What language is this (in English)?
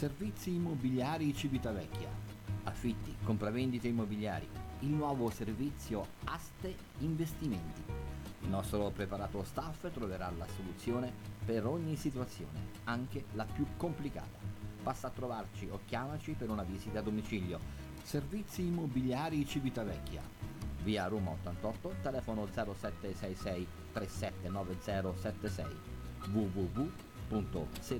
Italian